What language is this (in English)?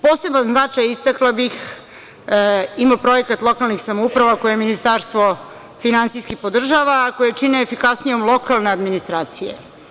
Serbian